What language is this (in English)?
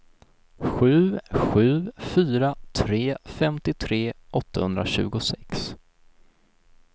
Swedish